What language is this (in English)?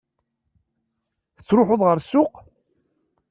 Kabyle